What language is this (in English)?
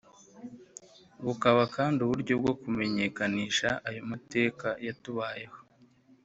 Kinyarwanda